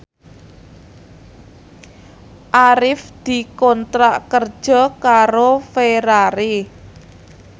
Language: Javanese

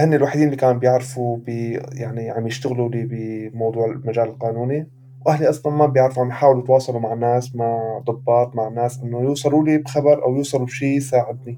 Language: Arabic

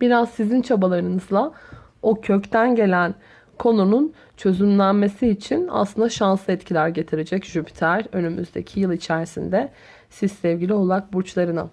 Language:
Turkish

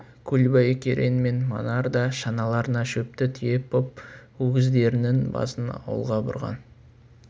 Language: Kazakh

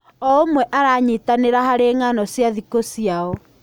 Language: Kikuyu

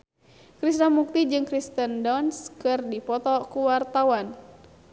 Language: Sundanese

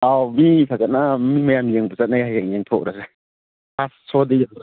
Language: Manipuri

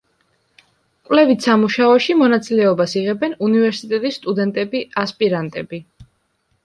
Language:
Georgian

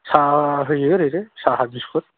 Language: Bodo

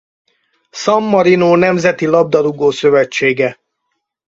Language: Hungarian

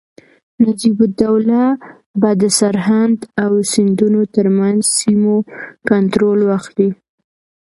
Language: Pashto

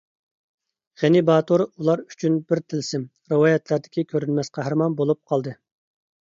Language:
Uyghur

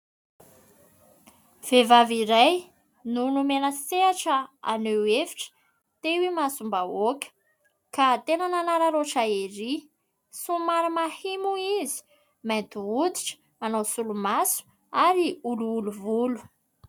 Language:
Malagasy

